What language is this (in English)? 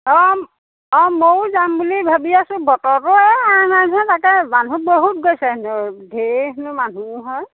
Assamese